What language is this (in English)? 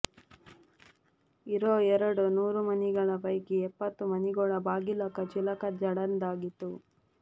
Kannada